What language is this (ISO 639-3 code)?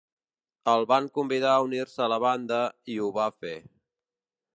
cat